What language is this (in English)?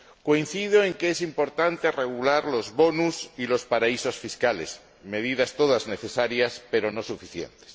Spanish